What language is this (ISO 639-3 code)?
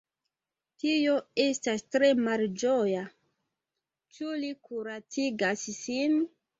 epo